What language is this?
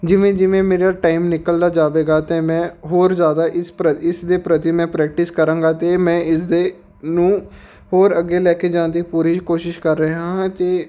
Punjabi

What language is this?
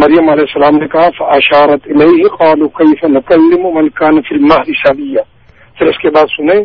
Urdu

